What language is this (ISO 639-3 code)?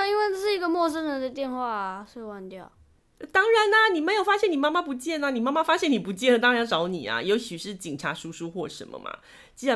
zho